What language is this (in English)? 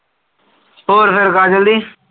Punjabi